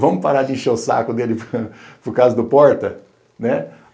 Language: Portuguese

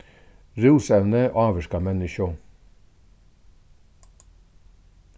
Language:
Faroese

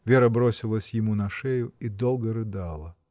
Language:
Russian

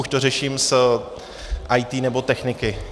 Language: Czech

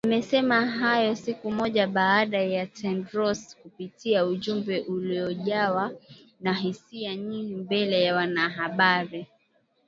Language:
Swahili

